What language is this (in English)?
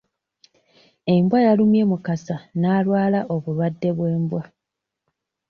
Ganda